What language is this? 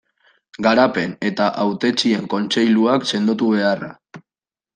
Basque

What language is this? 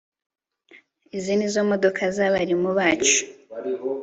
Kinyarwanda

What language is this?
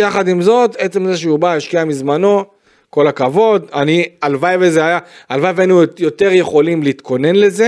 Hebrew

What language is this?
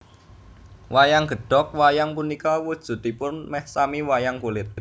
Javanese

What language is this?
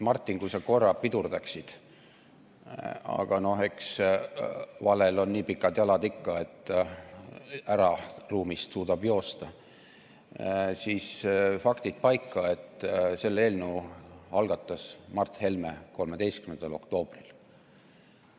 Estonian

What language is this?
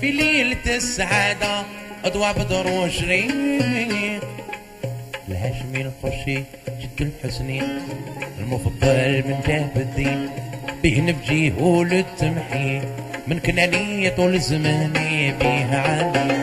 Arabic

